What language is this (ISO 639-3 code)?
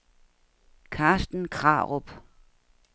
dan